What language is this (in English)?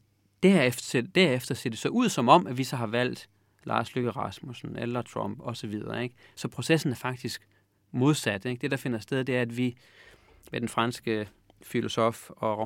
Danish